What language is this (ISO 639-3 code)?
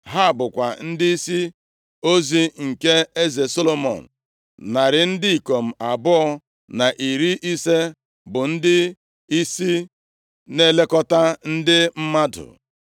ibo